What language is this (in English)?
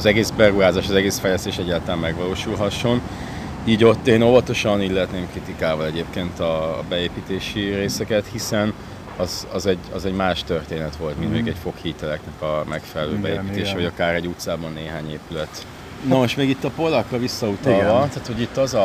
Hungarian